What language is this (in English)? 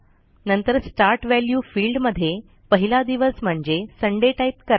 Marathi